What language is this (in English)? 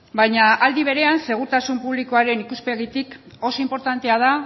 Basque